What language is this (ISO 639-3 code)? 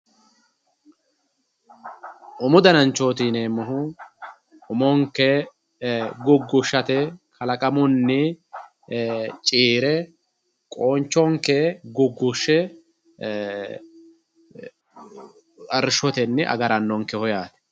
sid